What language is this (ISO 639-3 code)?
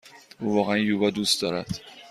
fas